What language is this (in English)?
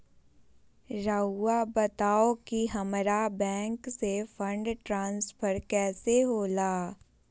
Magahi